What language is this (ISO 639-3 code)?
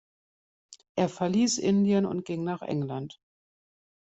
deu